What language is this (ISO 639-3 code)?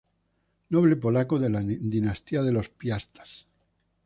spa